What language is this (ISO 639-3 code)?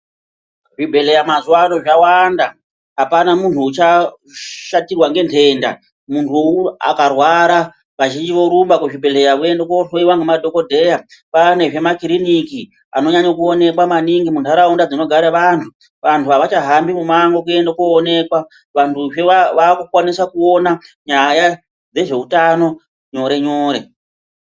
ndc